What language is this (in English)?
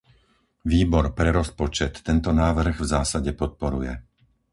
Slovak